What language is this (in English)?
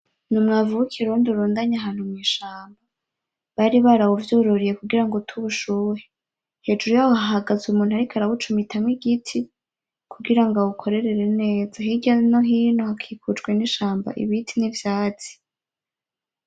Rundi